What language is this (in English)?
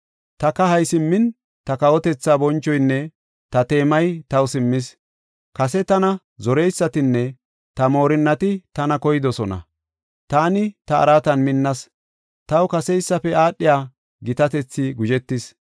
Gofa